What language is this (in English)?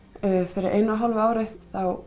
Icelandic